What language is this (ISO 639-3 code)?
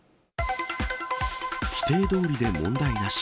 jpn